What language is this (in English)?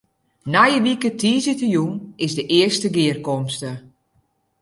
Western Frisian